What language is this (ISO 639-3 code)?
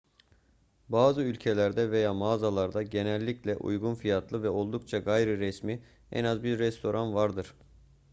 tur